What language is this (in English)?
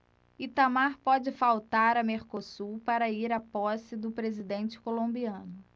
Portuguese